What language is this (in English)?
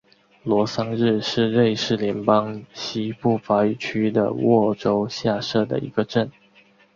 Chinese